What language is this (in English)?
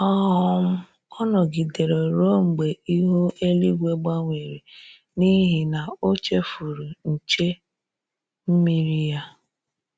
Igbo